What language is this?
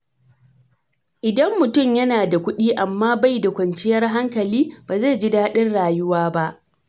Hausa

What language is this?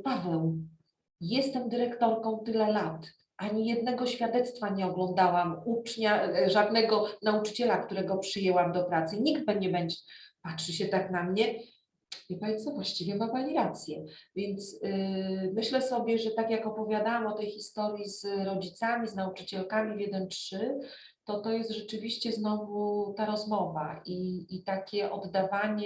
Polish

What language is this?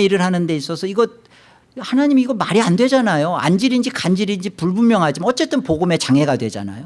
Korean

